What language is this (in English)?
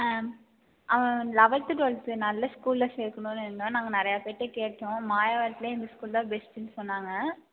Tamil